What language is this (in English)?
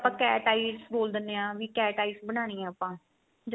Punjabi